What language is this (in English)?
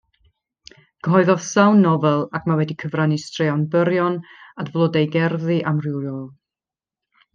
Welsh